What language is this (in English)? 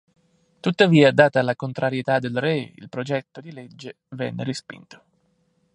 Italian